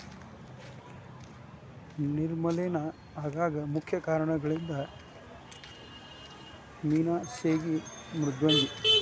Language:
Kannada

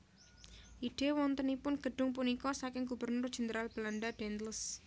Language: Javanese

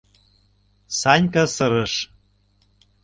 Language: Mari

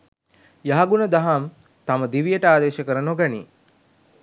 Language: Sinhala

